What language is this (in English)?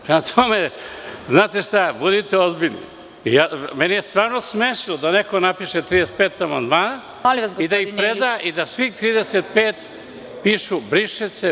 Serbian